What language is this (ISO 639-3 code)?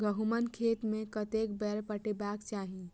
mai